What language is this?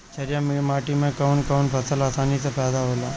Bhojpuri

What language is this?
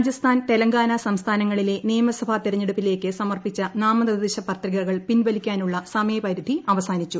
Malayalam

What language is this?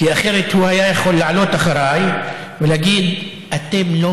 Hebrew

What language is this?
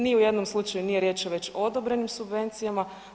Croatian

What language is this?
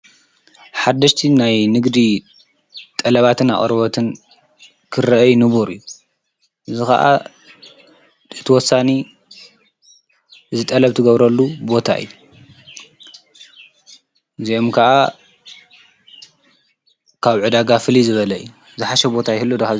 Tigrinya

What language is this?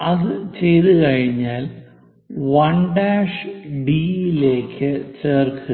Malayalam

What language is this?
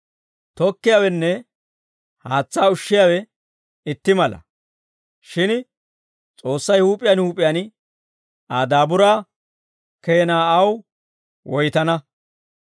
Dawro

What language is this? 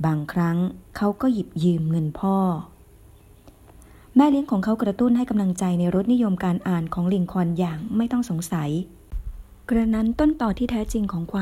Thai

